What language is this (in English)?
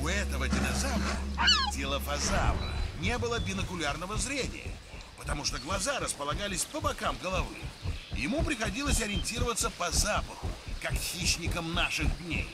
Russian